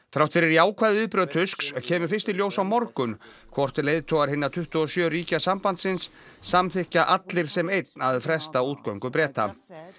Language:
Icelandic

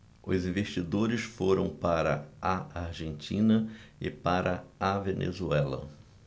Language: Portuguese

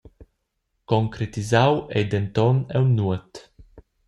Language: Romansh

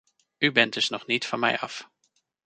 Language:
Dutch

